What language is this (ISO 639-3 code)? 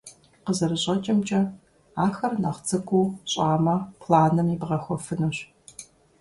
kbd